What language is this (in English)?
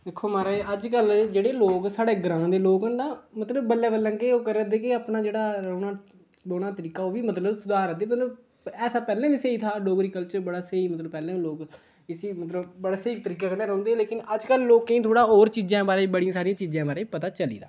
Dogri